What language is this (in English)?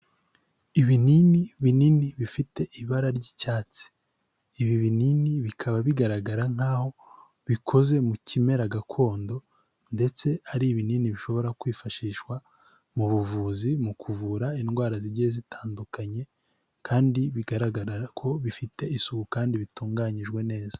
Kinyarwanda